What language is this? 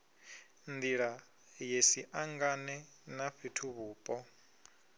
Venda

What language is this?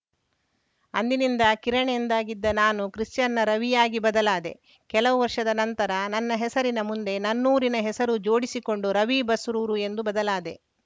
Kannada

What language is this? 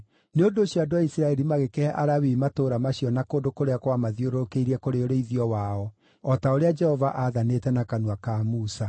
Kikuyu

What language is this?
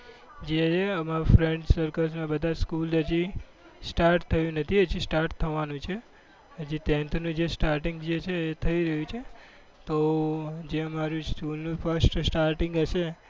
Gujarati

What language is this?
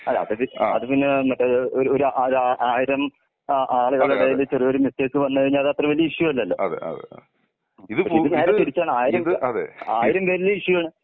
Malayalam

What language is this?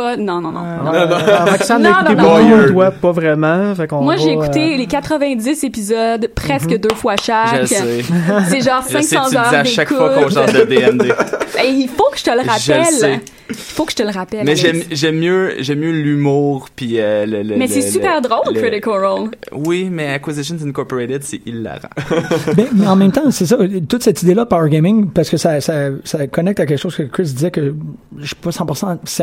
French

